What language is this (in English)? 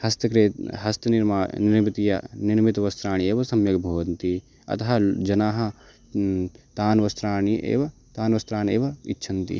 Sanskrit